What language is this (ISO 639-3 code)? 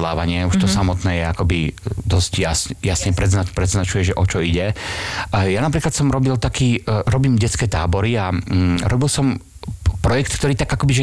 slk